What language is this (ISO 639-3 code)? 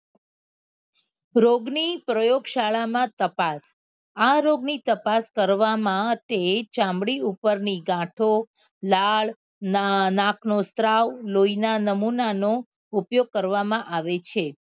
guj